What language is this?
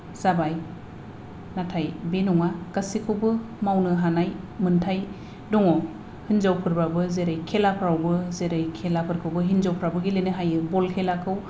Bodo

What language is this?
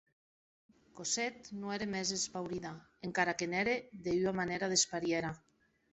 Occitan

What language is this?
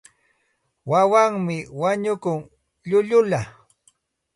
Santa Ana de Tusi Pasco Quechua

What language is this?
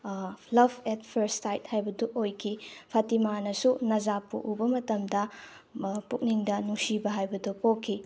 Manipuri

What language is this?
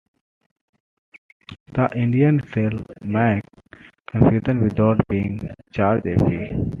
English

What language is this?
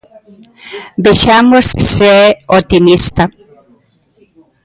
Galician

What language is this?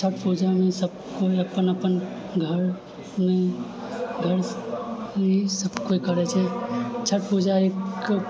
Maithili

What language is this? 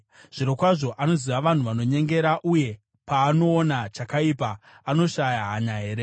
Shona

